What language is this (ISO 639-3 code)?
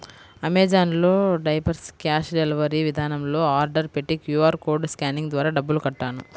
tel